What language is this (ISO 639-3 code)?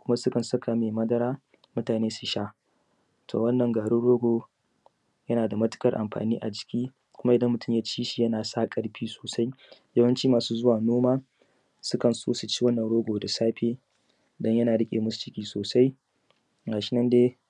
hau